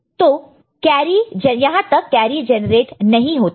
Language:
Hindi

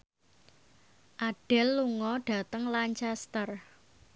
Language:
Javanese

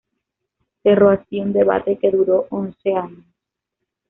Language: Spanish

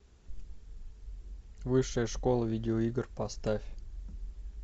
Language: Russian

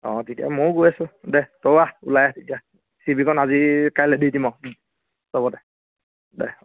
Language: Assamese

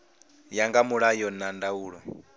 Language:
Venda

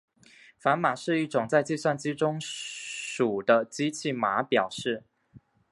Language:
Chinese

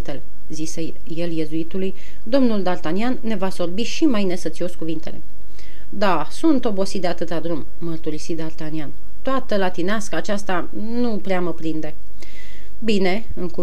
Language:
Romanian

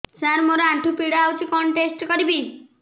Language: Odia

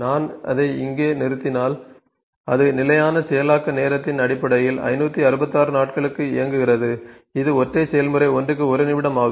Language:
Tamil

